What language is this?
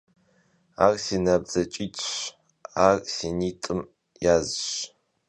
Kabardian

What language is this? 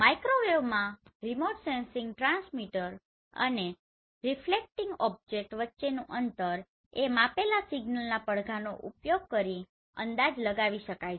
Gujarati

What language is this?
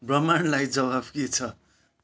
Nepali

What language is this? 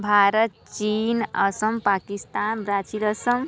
Hindi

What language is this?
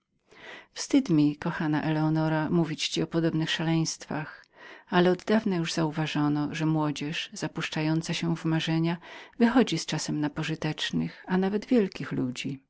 Polish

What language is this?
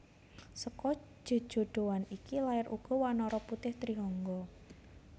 Javanese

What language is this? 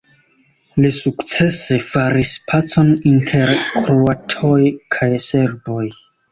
Esperanto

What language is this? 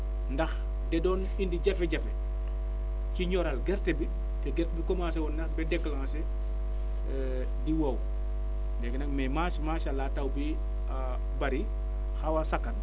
Wolof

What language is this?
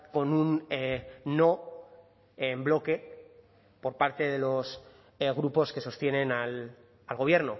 Spanish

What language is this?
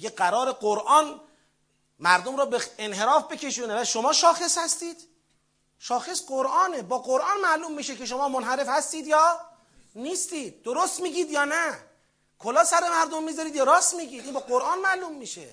Persian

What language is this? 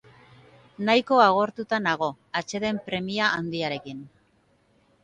Basque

